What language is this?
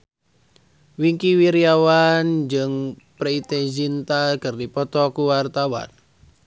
Sundanese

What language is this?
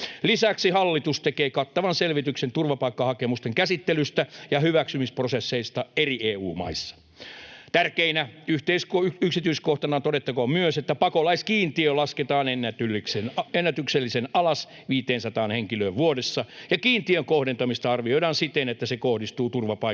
Finnish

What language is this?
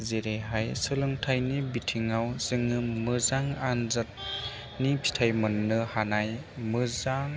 Bodo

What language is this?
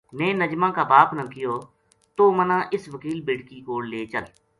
Gujari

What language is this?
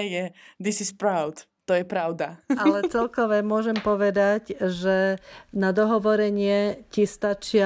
Slovak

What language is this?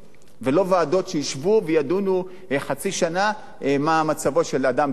Hebrew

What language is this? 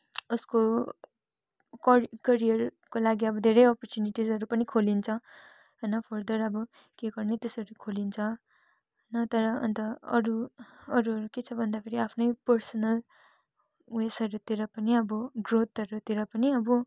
Nepali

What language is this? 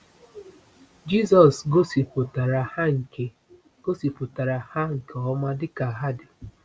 Igbo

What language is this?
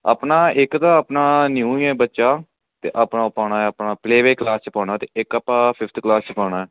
Punjabi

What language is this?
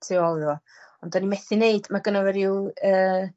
Welsh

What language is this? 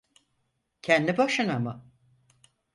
Turkish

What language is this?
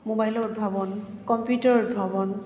Assamese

